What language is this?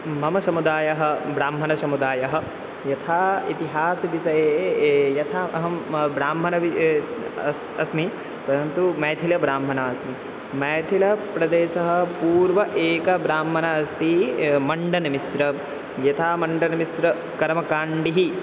Sanskrit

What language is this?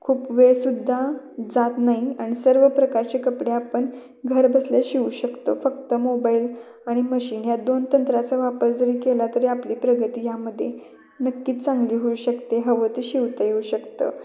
Marathi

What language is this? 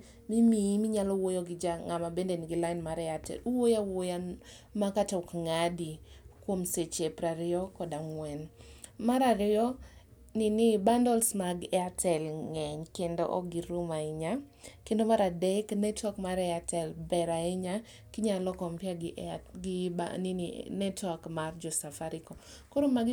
Luo (Kenya and Tanzania)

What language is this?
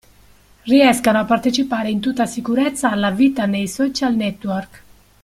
Italian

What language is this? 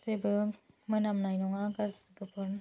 Bodo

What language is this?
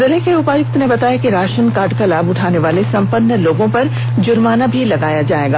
Hindi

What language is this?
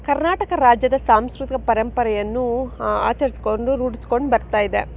Kannada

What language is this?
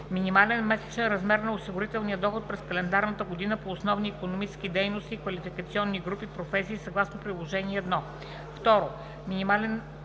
Bulgarian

